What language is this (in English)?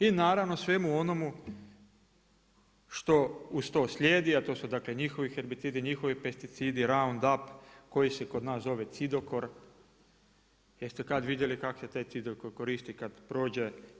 Croatian